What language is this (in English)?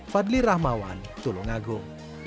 Indonesian